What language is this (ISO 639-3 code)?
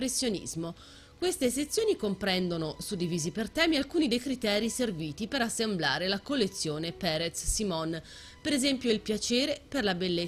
ita